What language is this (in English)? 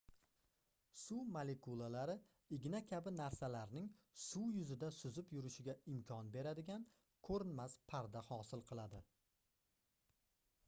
Uzbek